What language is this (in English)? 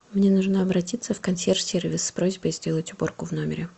Russian